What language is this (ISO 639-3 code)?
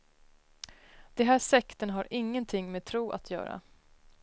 swe